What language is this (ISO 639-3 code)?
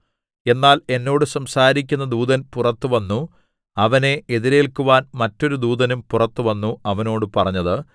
mal